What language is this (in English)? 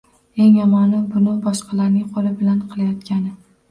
Uzbek